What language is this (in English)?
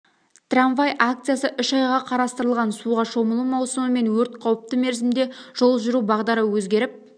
Kazakh